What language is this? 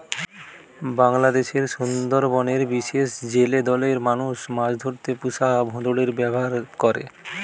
Bangla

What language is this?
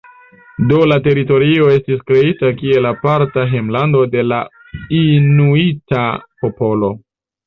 Esperanto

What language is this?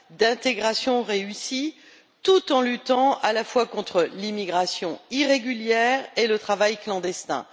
French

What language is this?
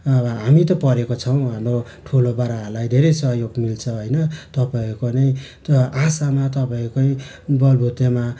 Nepali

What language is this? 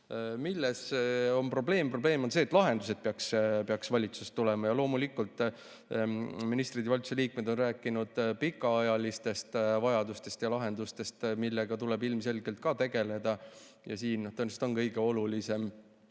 Estonian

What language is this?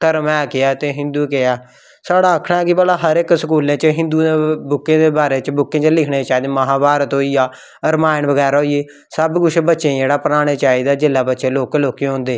Dogri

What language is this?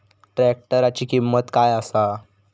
Marathi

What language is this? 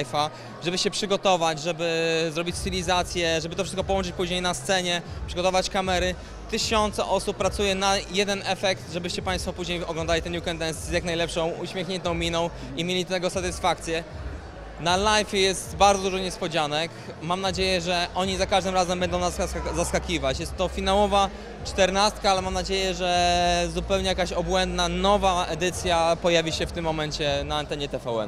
Polish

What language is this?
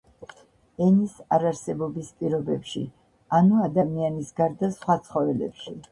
Georgian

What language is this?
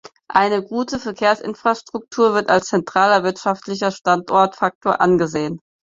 German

